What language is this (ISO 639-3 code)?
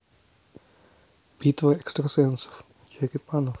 rus